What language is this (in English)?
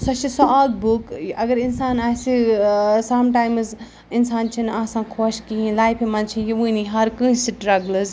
Kashmiri